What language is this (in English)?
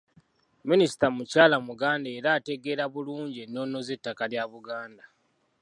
Ganda